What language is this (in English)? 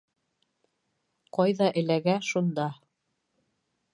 Bashkir